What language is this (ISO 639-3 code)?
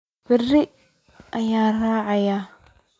som